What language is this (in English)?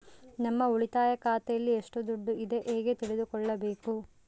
Kannada